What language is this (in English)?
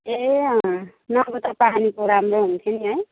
Nepali